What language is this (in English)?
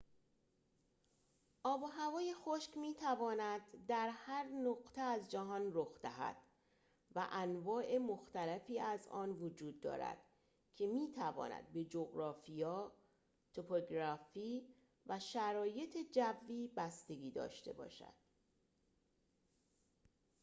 Persian